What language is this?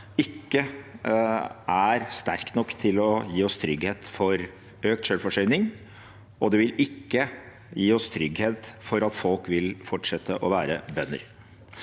Norwegian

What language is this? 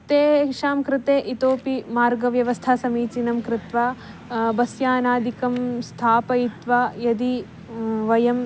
Sanskrit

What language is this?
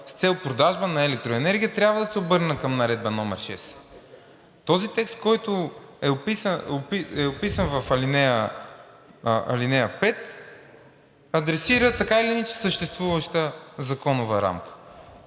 Bulgarian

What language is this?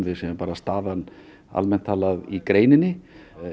Icelandic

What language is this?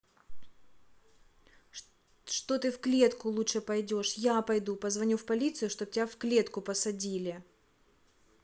Russian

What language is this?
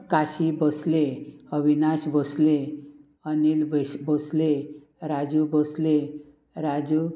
Konkani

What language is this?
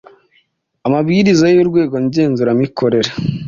Kinyarwanda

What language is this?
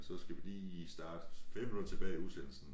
Danish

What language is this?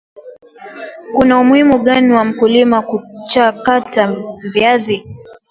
Swahili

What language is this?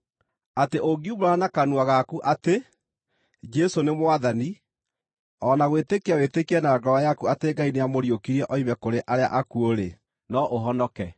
Kikuyu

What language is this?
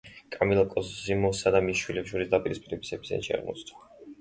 Georgian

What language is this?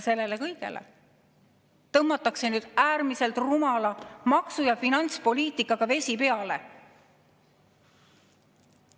Estonian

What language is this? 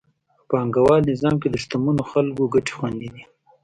Pashto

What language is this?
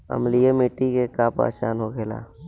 Bhojpuri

